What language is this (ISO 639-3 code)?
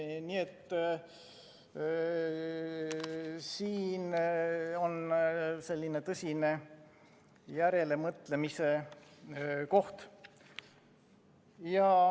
est